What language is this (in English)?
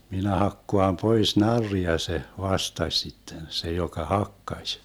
Finnish